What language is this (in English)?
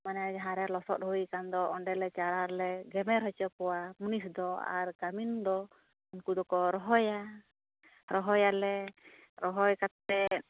Santali